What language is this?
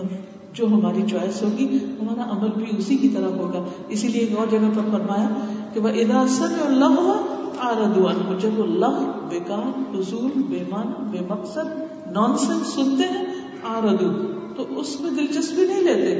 Urdu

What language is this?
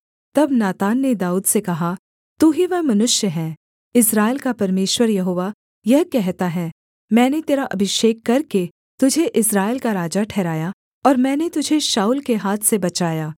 Hindi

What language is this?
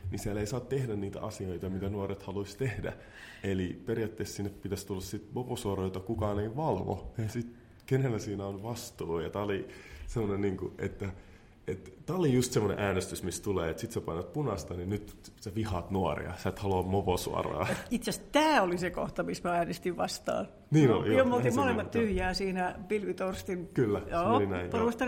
Finnish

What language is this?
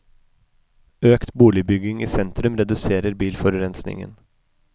Norwegian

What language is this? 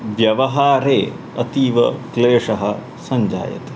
Sanskrit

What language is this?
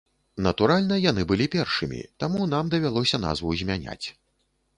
Belarusian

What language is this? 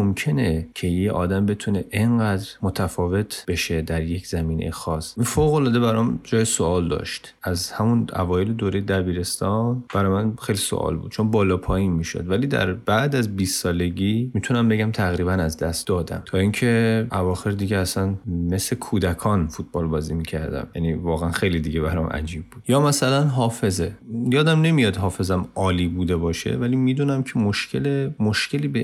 Persian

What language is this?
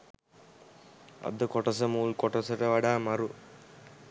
Sinhala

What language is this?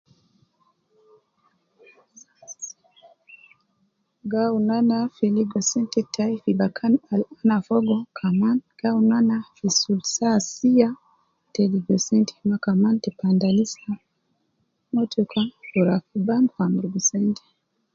Nubi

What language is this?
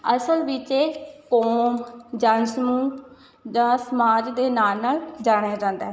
Punjabi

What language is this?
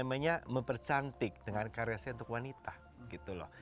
Indonesian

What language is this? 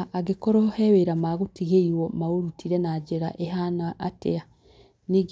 Kikuyu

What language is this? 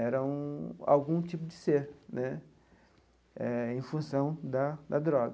Portuguese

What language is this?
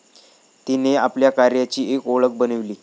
Marathi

